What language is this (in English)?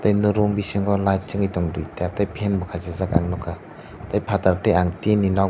Kok Borok